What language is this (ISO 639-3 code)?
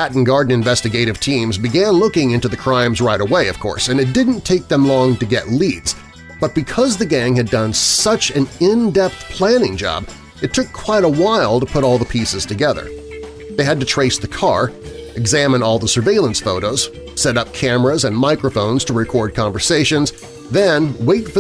eng